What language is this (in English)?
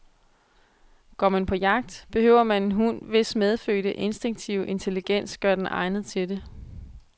Danish